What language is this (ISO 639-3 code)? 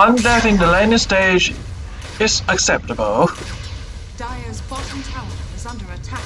eng